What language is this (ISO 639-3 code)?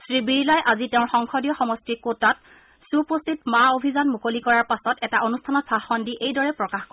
asm